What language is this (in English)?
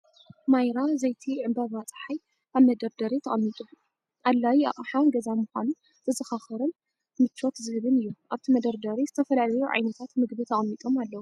Tigrinya